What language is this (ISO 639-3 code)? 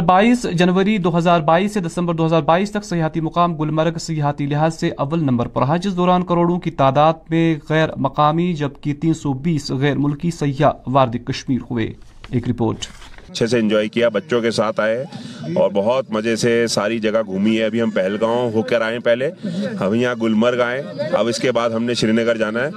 urd